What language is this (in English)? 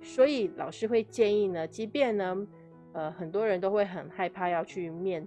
Chinese